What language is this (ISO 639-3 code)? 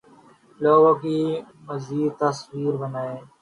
urd